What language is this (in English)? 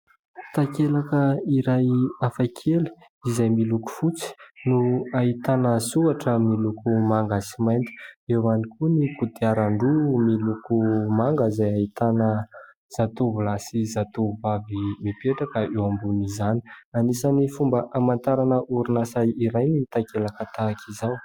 Malagasy